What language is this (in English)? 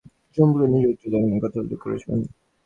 Bangla